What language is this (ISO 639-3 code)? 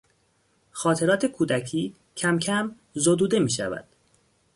fas